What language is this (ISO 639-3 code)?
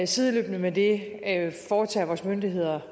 dan